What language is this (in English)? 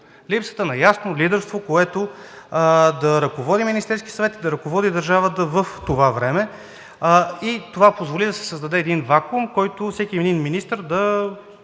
Bulgarian